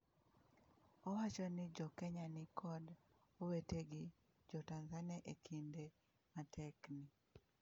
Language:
Luo (Kenya and Tanzania)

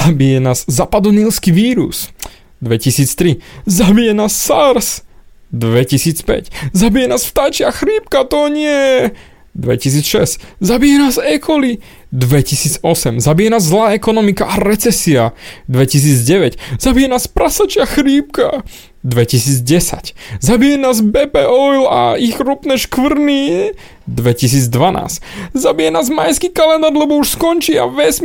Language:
Slovak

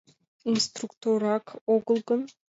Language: Mari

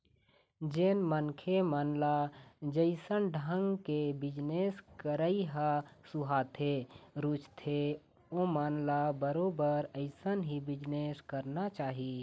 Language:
Chhattisgarhi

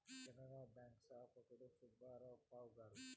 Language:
Telugu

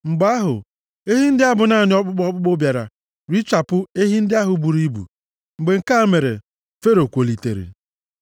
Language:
Igbo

